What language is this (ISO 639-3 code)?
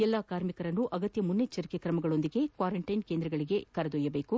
kan